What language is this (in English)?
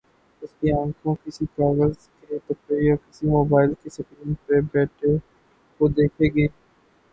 Urdu